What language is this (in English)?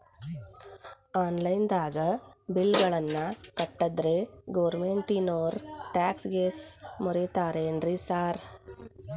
Kannada